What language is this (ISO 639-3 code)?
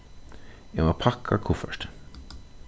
fao